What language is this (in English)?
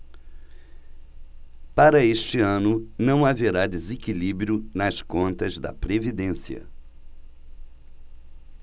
Portuguese